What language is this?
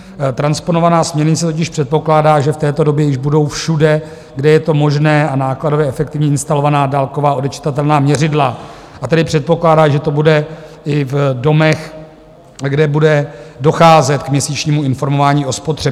Czech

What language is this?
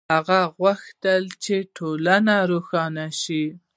Pashto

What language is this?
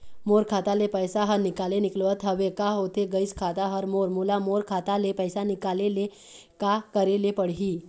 Chhattisgarhi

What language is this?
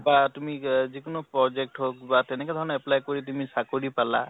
Assamese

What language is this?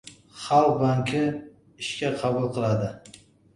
Uzbek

